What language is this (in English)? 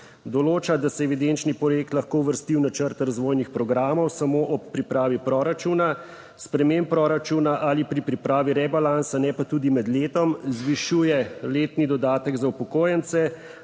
Slovenian